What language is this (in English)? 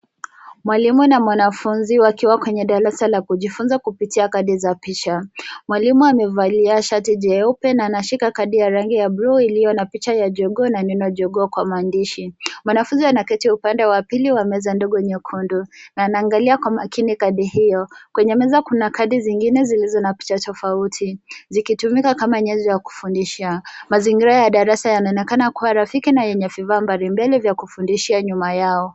Swahili